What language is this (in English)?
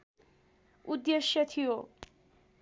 Nepali